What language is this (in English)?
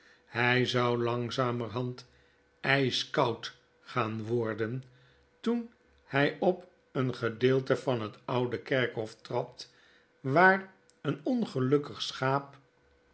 Dutch